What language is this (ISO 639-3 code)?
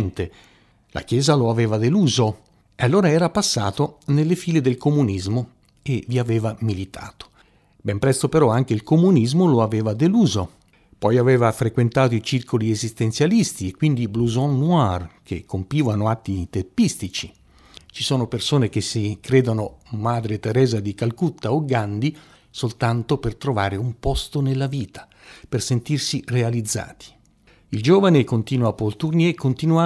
ita